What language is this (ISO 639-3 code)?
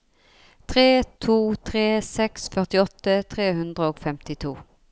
nor